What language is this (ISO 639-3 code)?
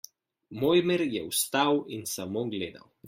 slv